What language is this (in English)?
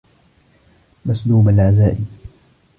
Arabic